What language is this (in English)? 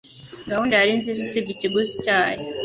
Kinyarwanda